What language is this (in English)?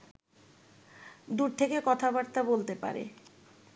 Bangla